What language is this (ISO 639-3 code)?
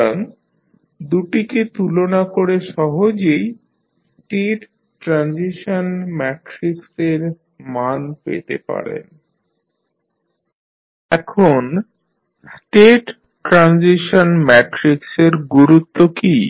ben